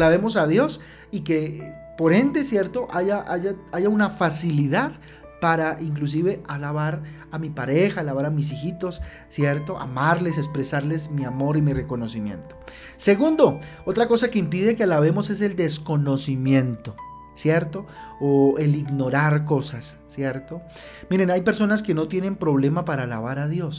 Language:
Spanish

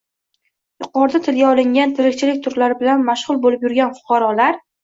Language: Uzbek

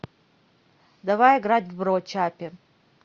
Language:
Russian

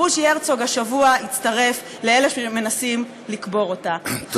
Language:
Hebrew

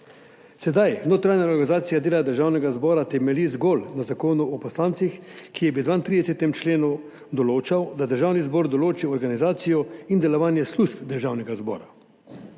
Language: Slovenian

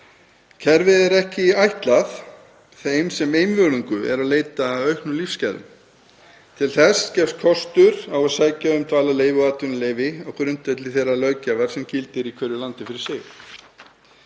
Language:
Icelandic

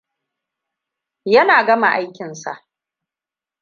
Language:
Hausa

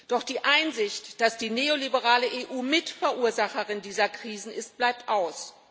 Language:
German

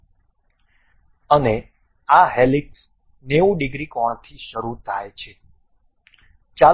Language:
Gujarati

